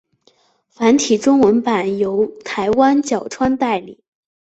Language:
Chinese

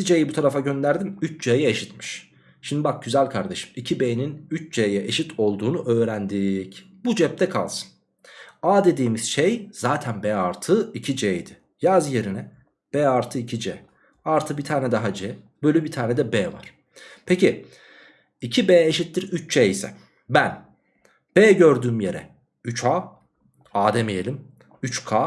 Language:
Turkish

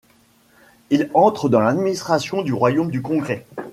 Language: French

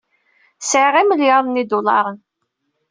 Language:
Kabyle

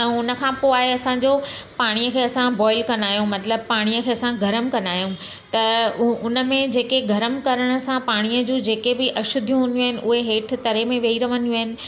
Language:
Sindhi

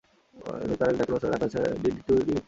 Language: Bangla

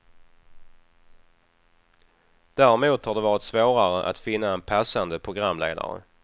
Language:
Swedish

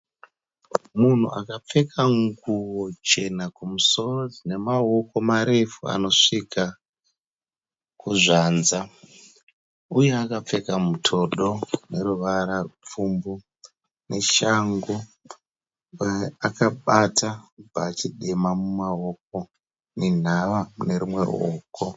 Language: Shona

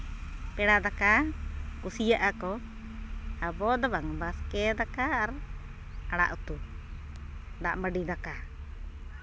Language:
Santali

